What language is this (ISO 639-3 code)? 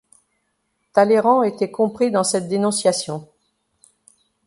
fra